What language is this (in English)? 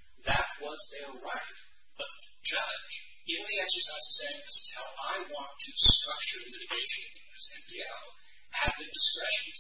English